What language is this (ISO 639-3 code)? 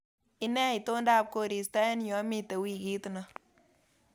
kln